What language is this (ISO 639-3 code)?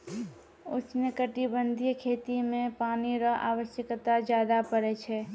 mai